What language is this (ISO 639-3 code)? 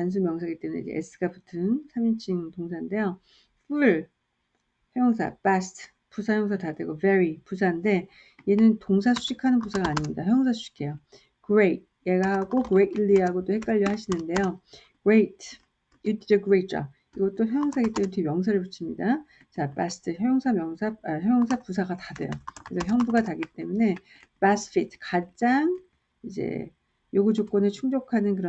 kor